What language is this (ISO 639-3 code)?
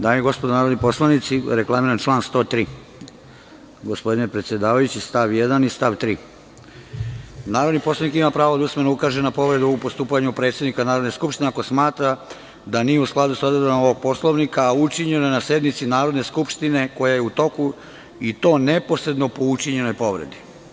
srp